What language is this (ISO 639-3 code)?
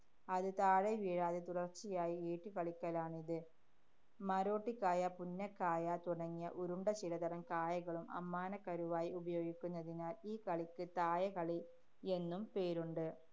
mal